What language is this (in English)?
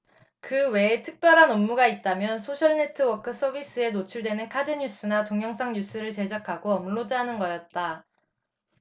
Korean